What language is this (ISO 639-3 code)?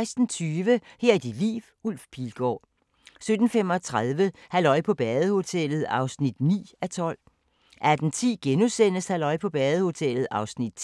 dan